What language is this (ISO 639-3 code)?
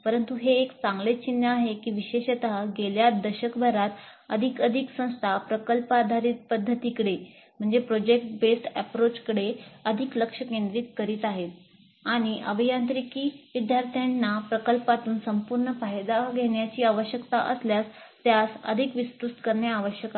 mar